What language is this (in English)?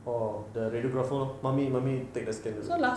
English